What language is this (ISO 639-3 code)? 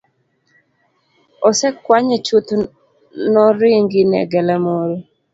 luo